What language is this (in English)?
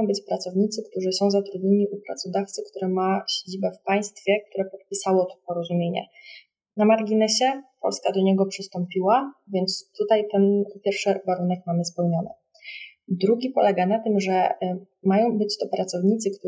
Polish